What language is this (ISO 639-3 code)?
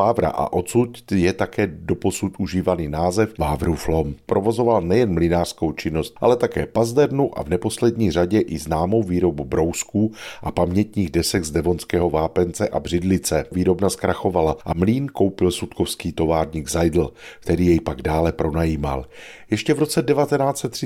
ces